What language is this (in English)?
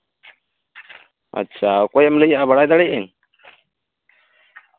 Santali